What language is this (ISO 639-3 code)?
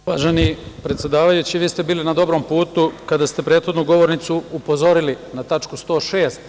srp